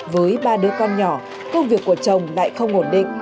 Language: Vietnamese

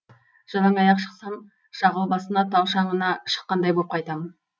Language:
Kazakh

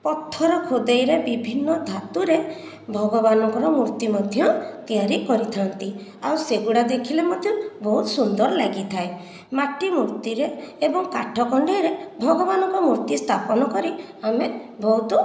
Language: Odia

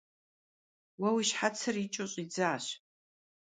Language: Kabardian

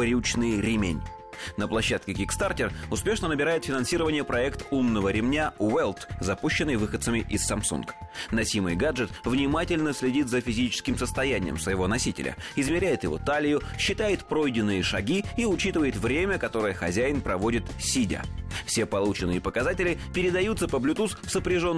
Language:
Russian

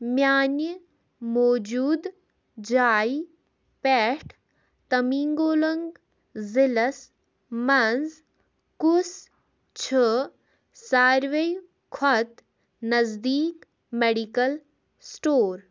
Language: Kashmiri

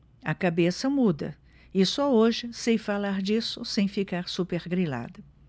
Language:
Portuguese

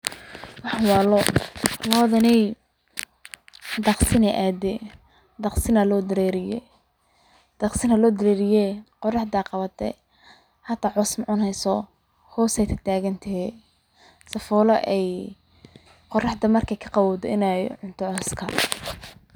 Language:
Somali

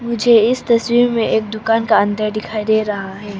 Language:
Hindi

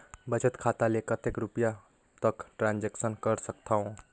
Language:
Chhattisgarhi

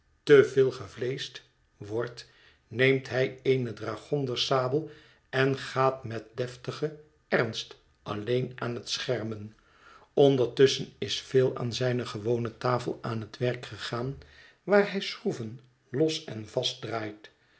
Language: Dutch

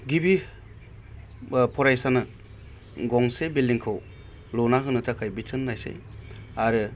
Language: Bodo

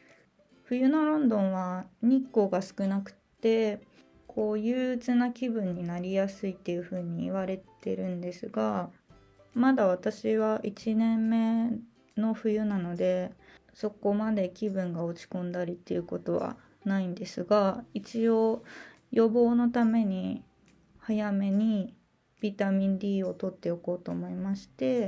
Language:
Japanese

